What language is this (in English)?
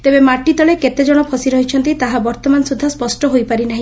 Odia